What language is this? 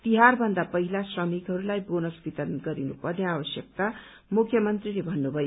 Nepali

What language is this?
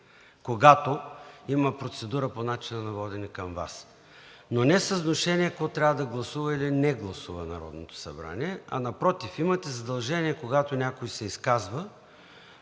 Bulgarian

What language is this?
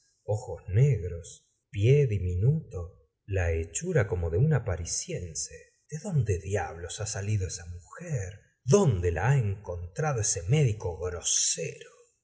Spanish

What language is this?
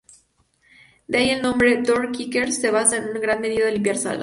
Spanish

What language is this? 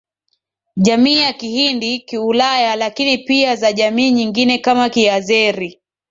Swahili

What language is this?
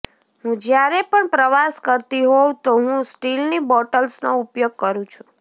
Gujarati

